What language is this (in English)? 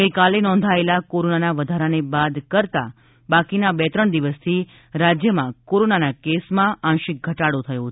Gujarati